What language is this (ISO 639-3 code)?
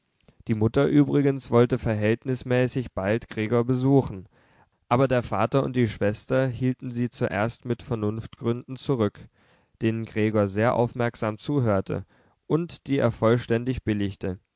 deu